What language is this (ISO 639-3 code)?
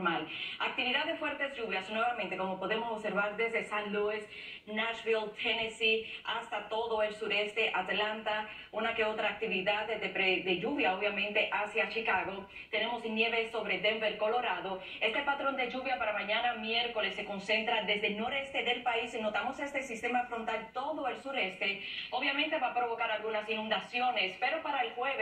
spa